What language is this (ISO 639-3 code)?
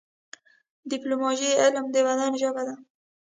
pus